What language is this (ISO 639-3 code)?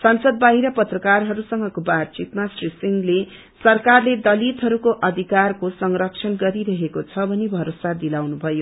nep